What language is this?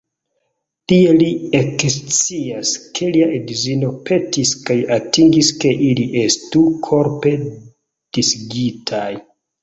Esperanto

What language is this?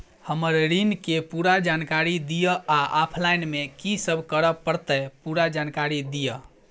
Maithili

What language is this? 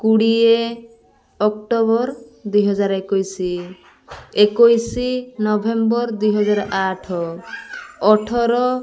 Odia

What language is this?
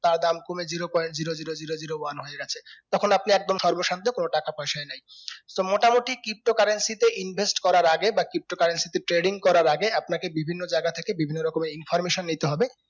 Bangla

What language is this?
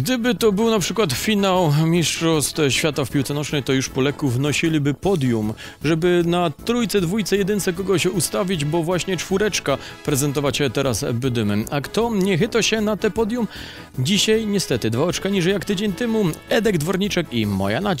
Polish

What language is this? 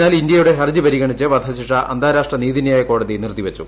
Malayalam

